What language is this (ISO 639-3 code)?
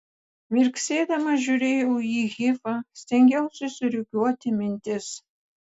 lit